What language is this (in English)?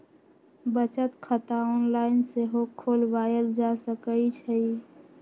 Magahi